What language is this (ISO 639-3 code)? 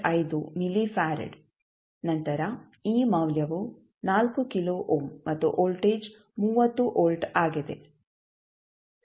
kan